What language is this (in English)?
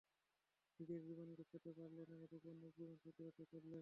Bangla